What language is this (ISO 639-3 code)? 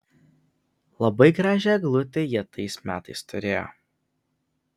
lit